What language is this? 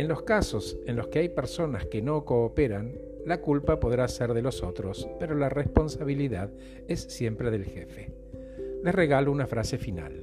Spanish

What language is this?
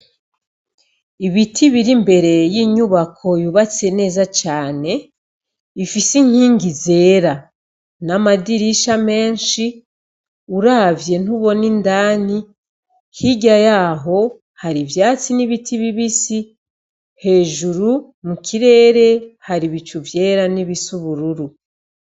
Rundi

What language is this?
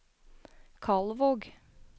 Norwegian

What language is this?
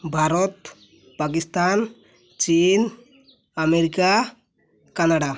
Odia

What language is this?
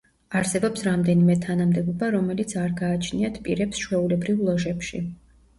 Georgian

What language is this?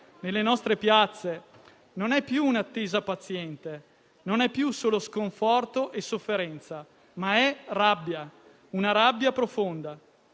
Italian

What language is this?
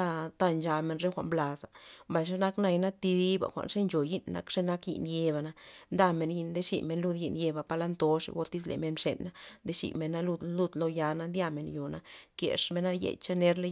Loxicha Zapotec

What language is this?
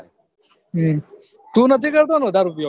Gujarati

